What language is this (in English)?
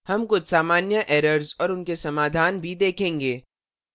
Hindi